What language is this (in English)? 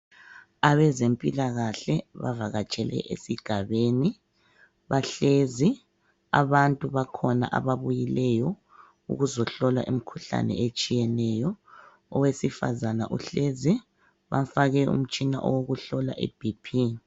North Ndebele